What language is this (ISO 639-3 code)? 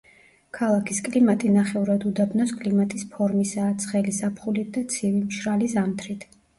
kat